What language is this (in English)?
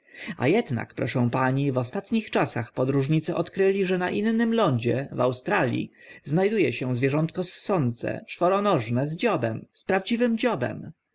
Polish